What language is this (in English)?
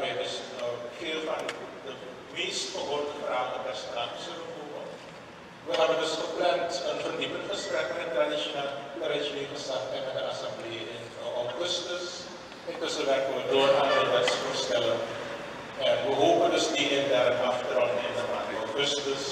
Dutch